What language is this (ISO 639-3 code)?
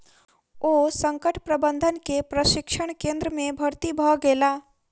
mai